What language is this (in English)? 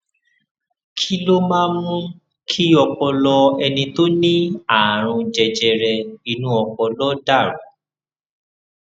Yoruba